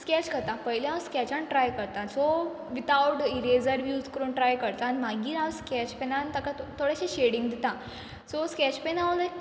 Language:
Konkani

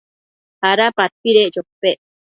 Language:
Matsés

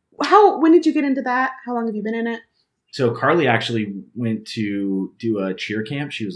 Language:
English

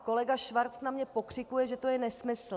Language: Czech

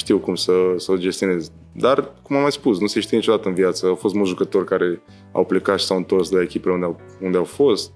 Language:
Romanian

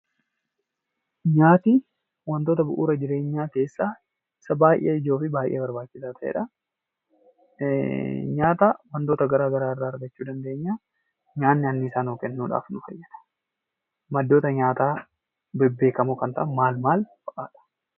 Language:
Oromo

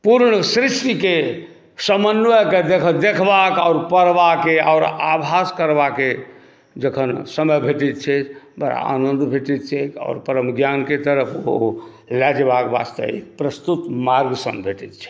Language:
Maithili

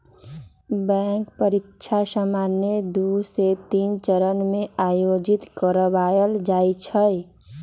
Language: Magahi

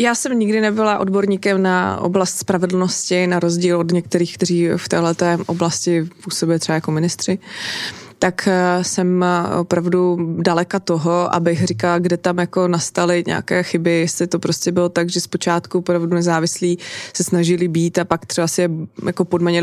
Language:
Czech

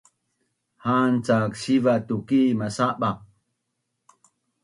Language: Bunun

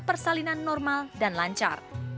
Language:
Indonesian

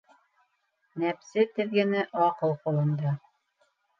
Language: Bashkir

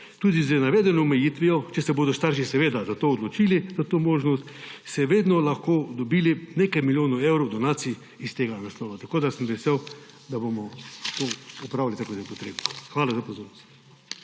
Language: Slovenian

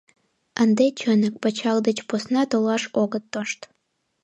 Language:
Mari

